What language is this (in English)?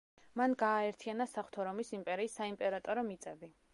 Georgian